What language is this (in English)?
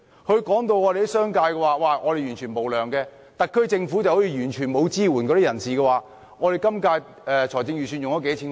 Cantonese